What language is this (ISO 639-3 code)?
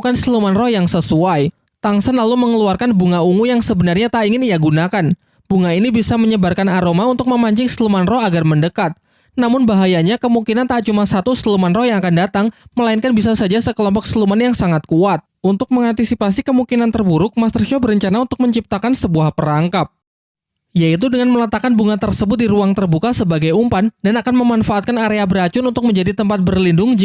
ind